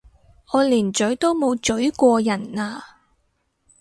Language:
Cantonese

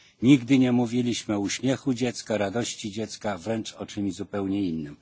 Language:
Polish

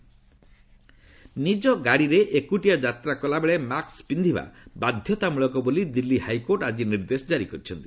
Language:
Odia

